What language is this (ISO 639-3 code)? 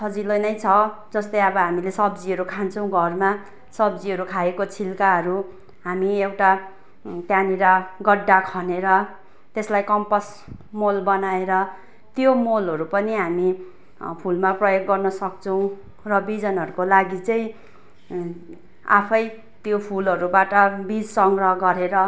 nep